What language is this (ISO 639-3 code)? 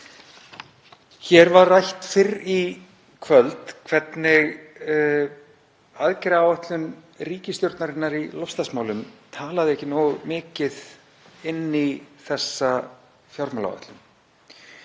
isl